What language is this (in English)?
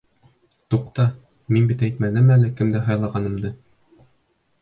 Bashkir